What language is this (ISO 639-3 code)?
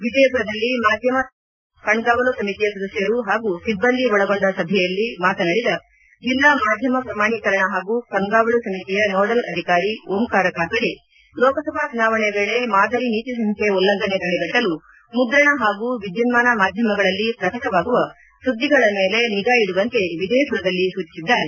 kan